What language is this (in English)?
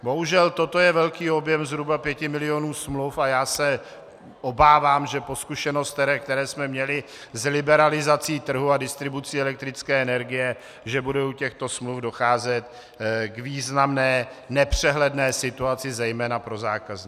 Czech